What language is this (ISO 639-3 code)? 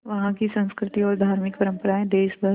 hin